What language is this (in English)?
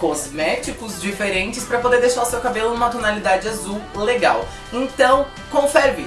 Portuguese